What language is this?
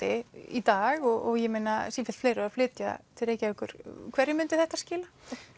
Icelandic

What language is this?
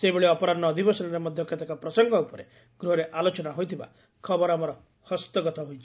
Odia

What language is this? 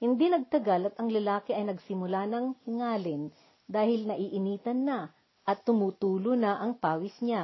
Filipino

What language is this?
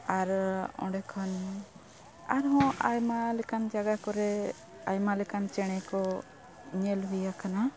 Santali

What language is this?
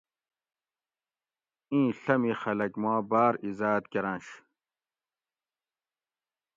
Gawri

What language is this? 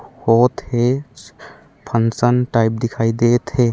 Chhattisgarhi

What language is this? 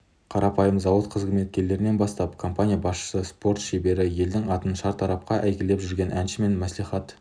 Kazakh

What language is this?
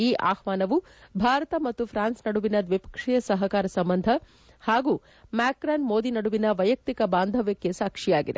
Kannada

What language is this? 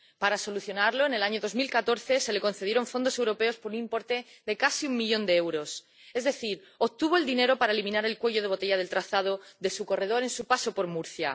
Spanish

